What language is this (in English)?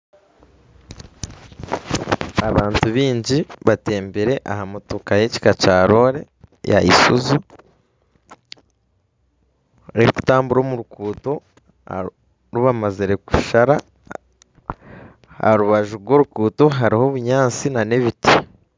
Nyankole